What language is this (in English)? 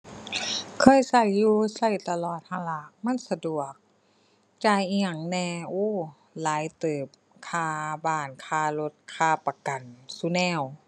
Thai